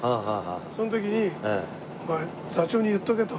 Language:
Japanese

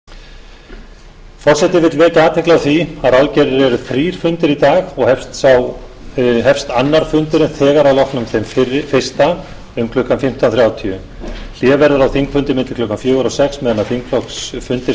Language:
Icelandic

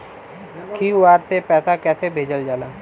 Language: Bhojpuri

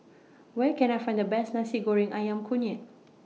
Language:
English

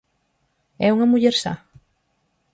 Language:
Galician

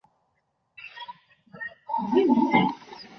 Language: Chinese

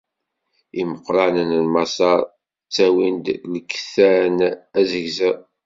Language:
Kabyle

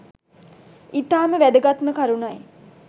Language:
Sinhala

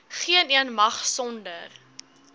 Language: Afrikaans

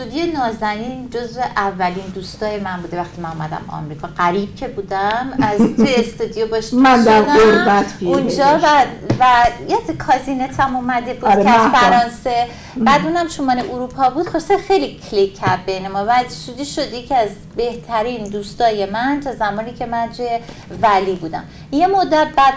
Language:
Persian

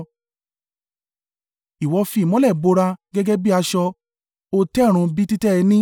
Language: Yoruba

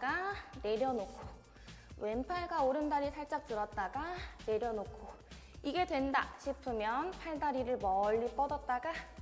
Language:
Korean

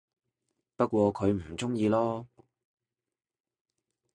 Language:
Cantonese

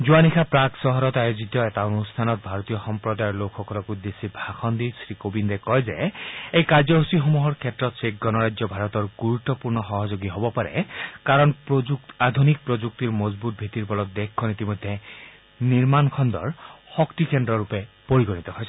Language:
Assamese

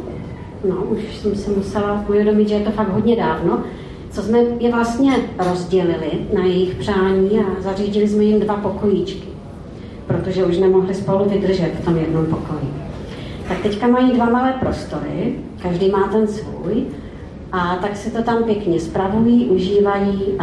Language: Czech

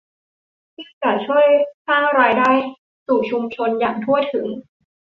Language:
Thai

